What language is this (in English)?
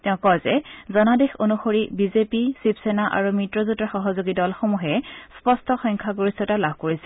Assamese